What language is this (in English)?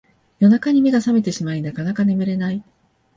Japanese